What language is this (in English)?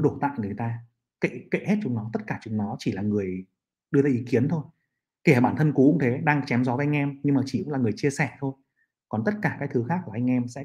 Vietnamese